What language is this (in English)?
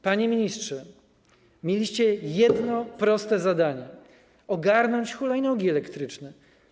Polish